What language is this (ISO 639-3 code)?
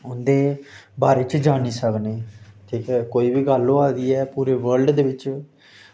doi